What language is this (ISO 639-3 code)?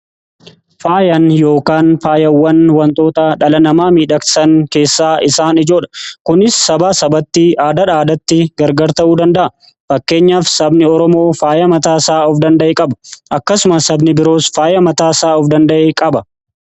orm